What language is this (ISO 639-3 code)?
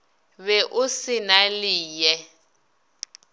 nso